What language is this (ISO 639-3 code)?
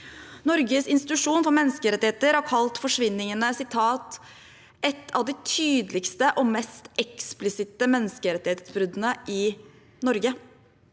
nor